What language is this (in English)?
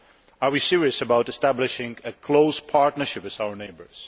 English